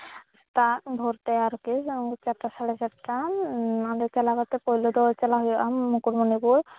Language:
Santali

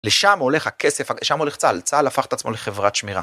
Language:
Hebrew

